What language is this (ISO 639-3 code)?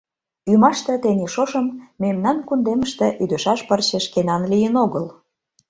chm